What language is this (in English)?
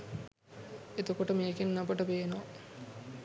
Sinhala